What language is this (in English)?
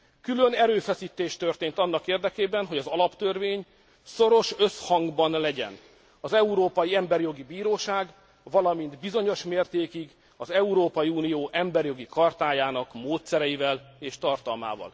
Hungarian